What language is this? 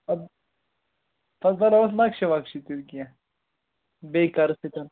Kashmiri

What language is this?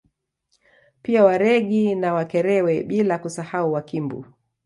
Swahili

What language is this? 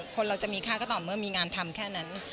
Thai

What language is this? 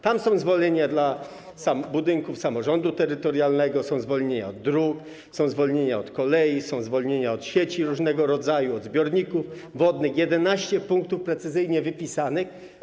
Polish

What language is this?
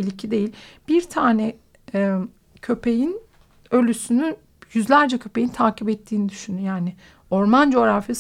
Turkish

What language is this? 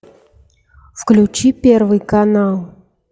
Russian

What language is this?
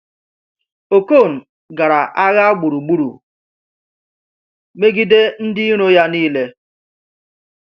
Igbo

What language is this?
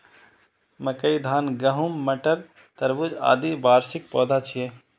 Maithili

